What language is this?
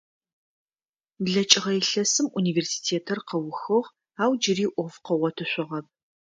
Adyghe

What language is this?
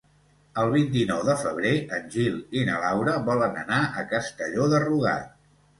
Catalan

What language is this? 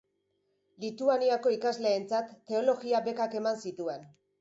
Basque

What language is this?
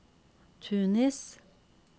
Norwegian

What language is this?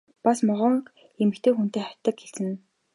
Mongolian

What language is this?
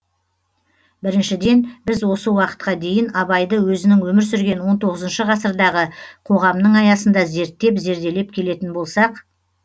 Kazakh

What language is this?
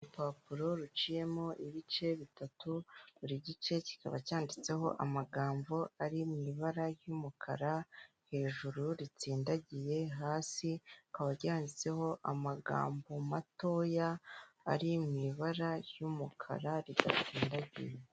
Kinyarwanda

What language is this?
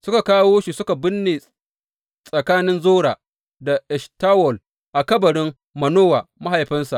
Hausa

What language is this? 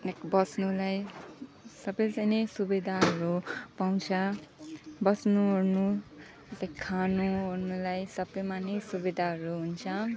Nepali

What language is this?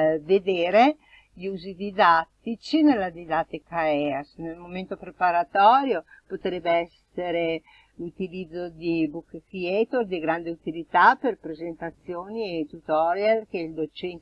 Italian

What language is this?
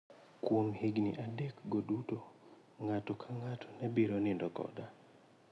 Luo (Kenya and Tanzania)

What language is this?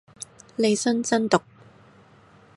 Cantonese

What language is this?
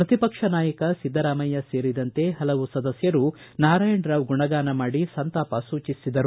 Kannada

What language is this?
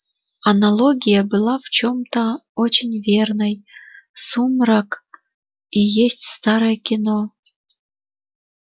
Russian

